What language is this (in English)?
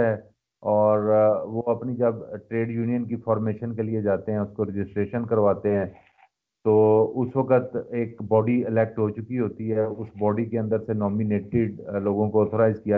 Urdu